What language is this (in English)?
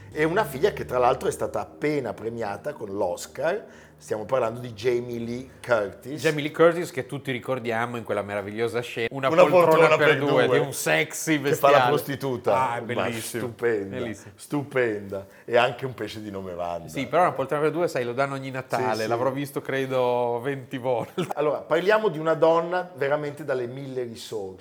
Italian